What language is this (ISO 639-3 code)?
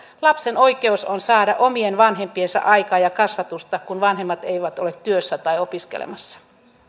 fin